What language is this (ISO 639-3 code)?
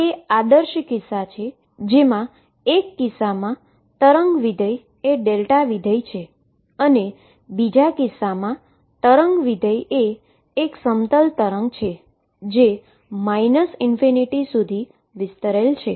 guj